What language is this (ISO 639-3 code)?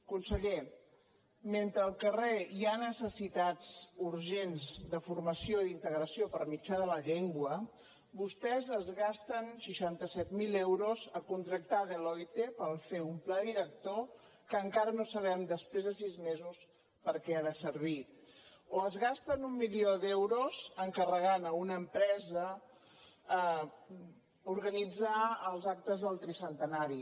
cat